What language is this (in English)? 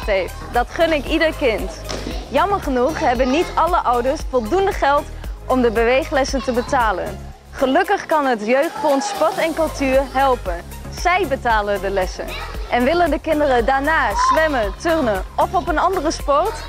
Dutch